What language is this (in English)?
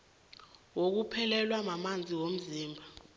South Ndebele